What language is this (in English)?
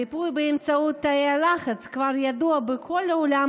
Hebrew